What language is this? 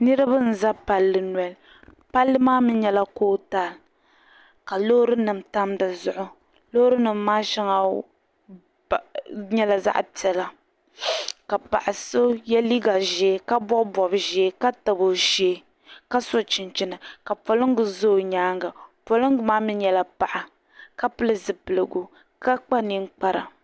Dagbani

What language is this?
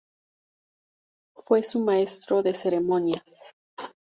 Spanish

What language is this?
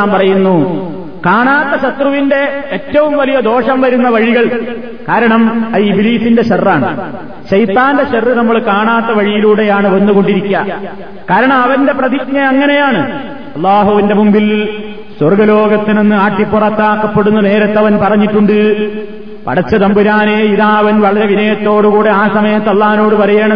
Malayalam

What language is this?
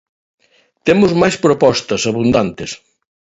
Galician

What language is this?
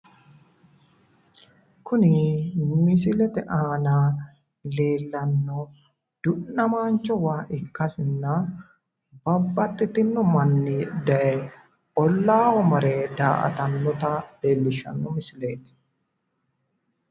Sidamo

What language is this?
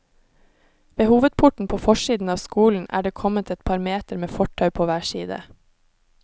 Norwegian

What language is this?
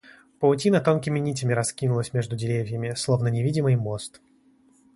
Russian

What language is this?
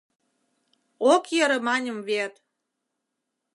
Mari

